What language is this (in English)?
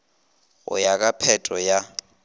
Northern Sotho